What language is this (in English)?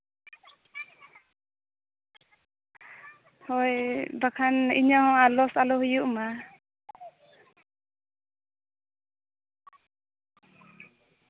Santali